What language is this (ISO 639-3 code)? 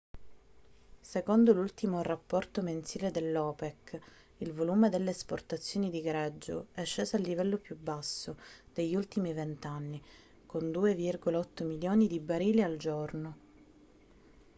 ita